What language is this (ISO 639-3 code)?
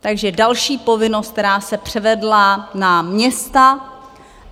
ces